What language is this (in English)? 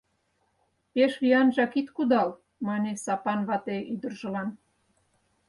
Mari